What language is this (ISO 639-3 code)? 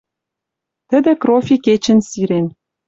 mrj